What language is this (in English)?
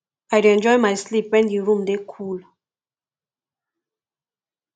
Nigerian Pidgin